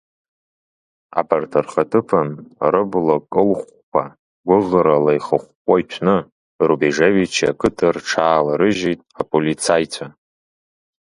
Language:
Abkhazian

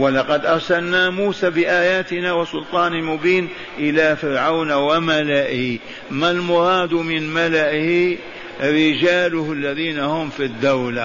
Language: Arabic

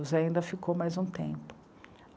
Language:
Portuguese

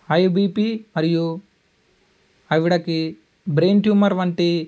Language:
Telugu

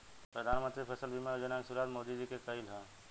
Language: Bhojpuri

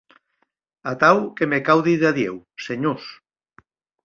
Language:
Occitan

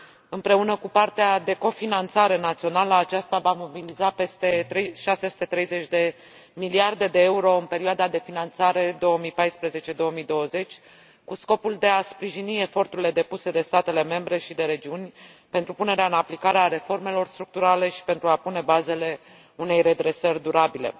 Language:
Romanian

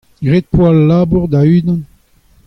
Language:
Breton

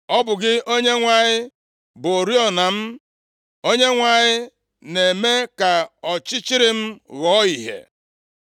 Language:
Igbo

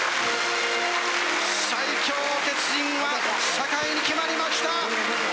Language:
Japanese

